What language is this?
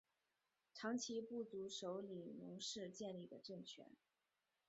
Chinese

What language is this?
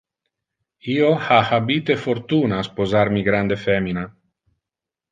Interlingua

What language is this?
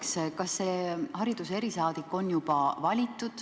Estonian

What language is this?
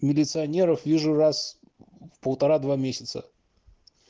Russian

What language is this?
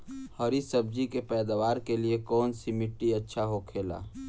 Bhojpuri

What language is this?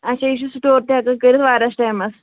Kashmiri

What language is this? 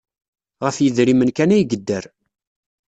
Kabyle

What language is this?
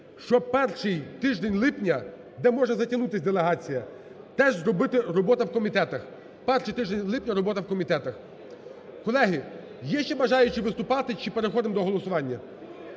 Ukrainian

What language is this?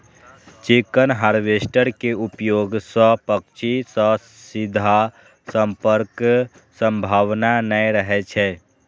Maithili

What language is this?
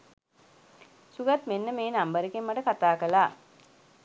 Sinhala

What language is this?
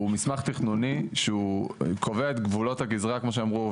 Hebrew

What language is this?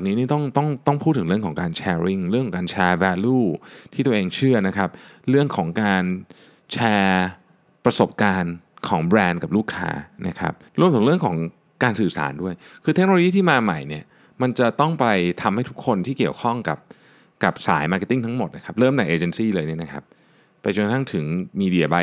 Thai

